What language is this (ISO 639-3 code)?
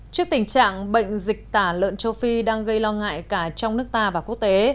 vie